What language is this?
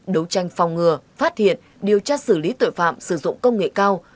Vietnamese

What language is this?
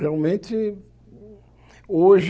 Portuguese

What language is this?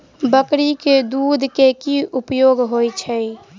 Maithili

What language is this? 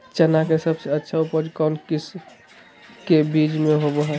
Magahi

